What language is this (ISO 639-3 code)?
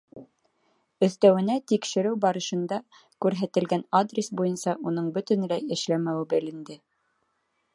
bak